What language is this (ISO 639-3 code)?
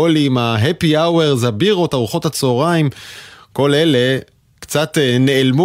heb